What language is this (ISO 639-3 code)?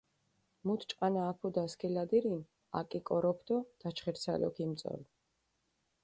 xmf